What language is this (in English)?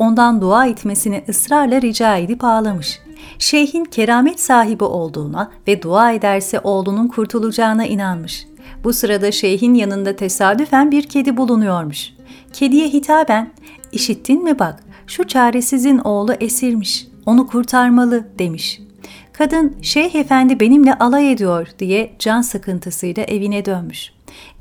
Turkish